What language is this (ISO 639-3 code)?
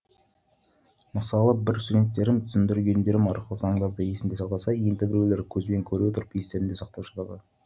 kaz